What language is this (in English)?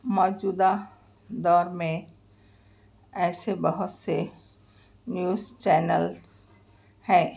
Urdu